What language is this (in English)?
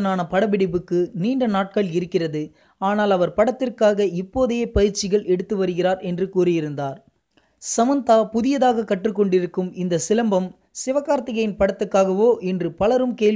Italian